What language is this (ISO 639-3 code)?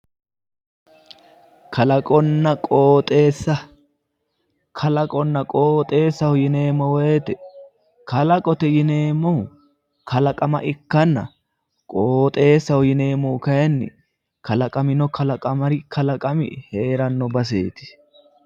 sid